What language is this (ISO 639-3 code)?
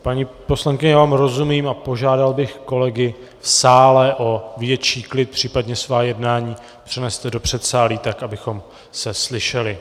ces